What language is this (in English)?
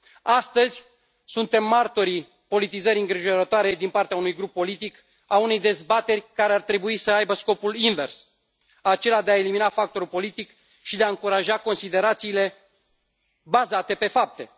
Romanian